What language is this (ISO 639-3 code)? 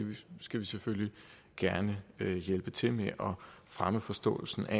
dan